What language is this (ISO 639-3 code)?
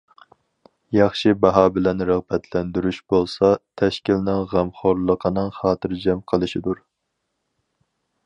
uig